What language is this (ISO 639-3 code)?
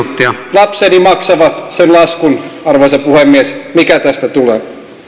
fin